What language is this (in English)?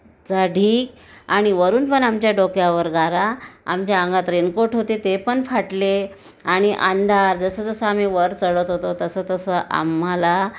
Marathi